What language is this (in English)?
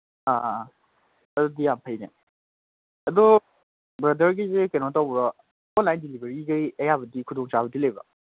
Manipuri